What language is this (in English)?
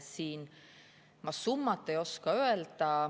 Estonian